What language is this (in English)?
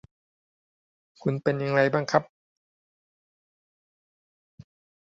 Thai